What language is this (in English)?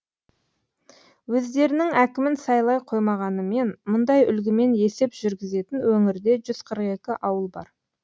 Kazakh